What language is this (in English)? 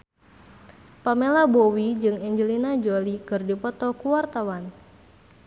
Sundanese